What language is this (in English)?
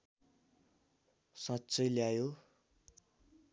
Nepali